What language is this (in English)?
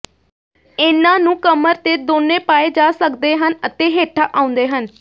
Punjabi